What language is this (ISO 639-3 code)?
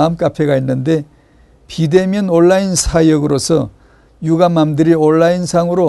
kor